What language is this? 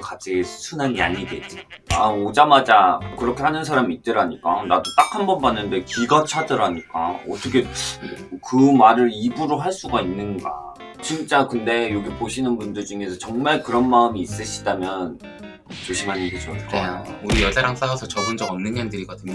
Korean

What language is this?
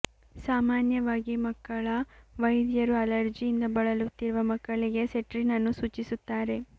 Kannada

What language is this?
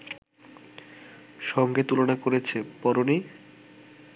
Bangla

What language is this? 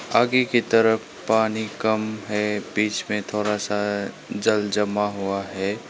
Hindi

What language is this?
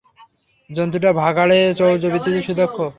Bangla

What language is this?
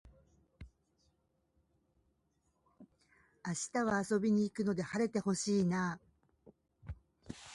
Japanese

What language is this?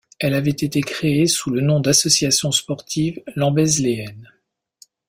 French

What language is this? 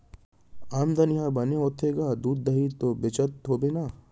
Chhattisgarhi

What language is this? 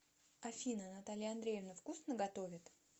Russian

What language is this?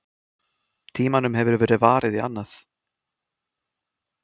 Icelandic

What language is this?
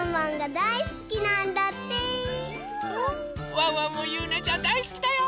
Japanese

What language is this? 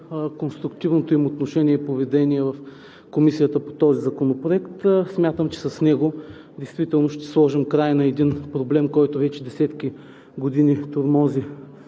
Bulgarian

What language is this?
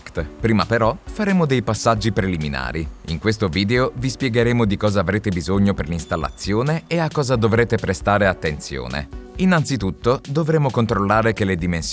Italian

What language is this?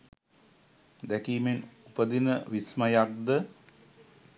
Sinhala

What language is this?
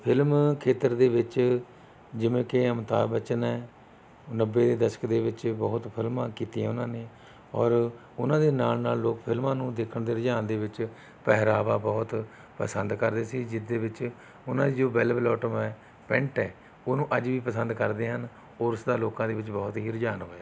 Punjabi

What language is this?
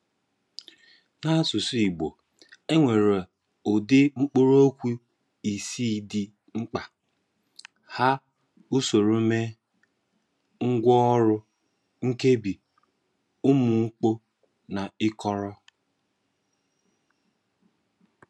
Igbo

